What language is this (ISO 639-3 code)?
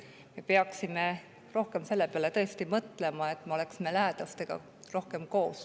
est